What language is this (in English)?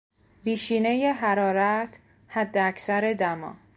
Persian